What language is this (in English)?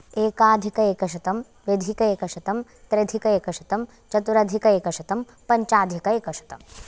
Sanskrit